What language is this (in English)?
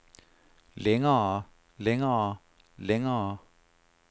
Danish